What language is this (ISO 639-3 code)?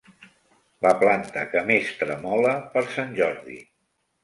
cat